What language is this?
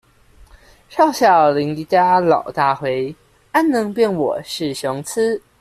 Chinese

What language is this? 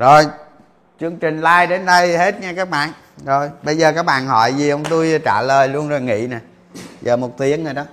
Vietnamese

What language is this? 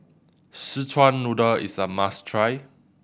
English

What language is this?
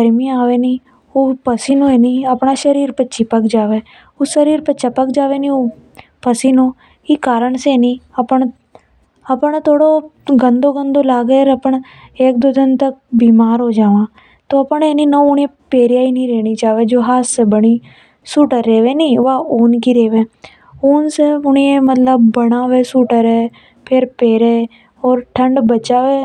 Hadothi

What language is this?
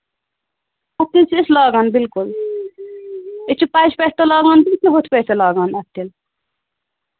Kashmiri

